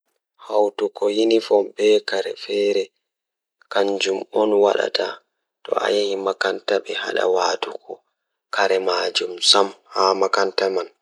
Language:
Fula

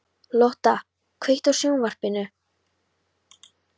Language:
Icelandic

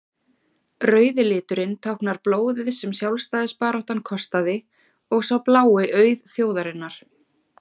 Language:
Icelandic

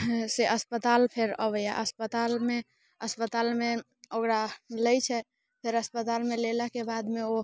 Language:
Maithili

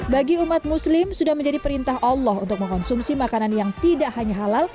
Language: Indonesian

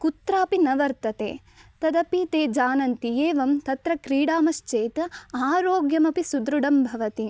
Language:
Sanskrit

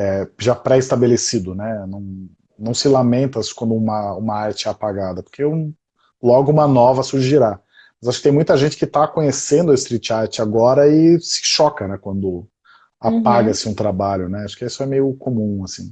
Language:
Portuguese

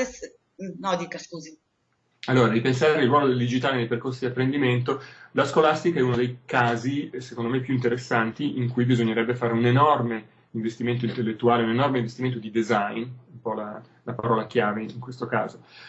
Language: Italian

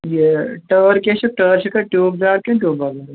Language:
Kashmiri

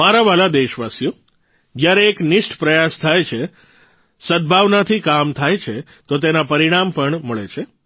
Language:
Gujarati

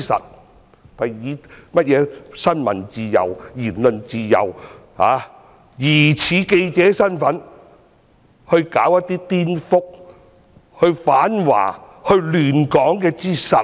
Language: Cantonese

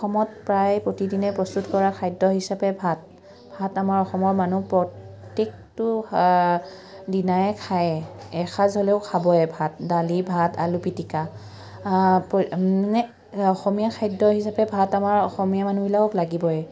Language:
Assamese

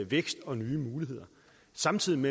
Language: Danish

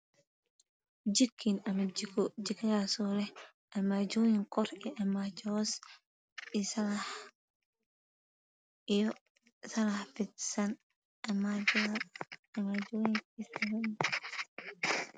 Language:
Somali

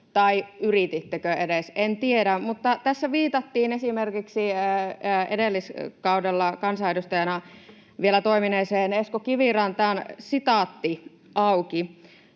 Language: Finnish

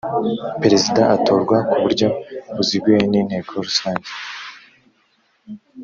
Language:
Kinyarwanda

